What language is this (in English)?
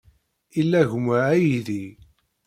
Kabyle